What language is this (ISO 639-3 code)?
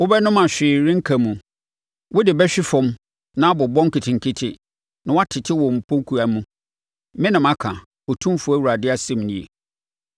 aka